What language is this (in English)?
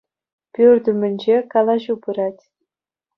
Chuvash